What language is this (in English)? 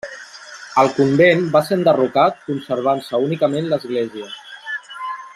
Catalan